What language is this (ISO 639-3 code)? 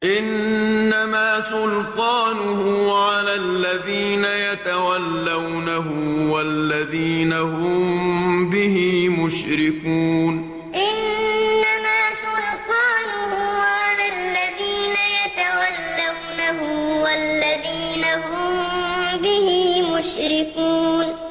ara